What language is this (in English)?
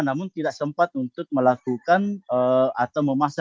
Indonesian